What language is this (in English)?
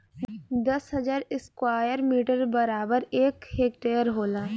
Bhojpuri